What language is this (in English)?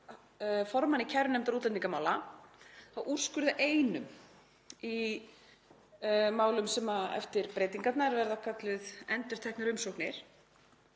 Icelandic